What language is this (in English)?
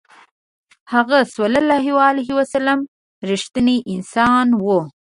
Pashto